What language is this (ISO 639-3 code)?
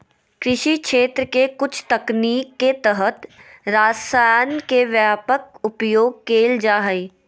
mag